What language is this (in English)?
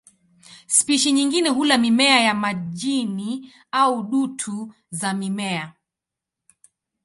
Swahili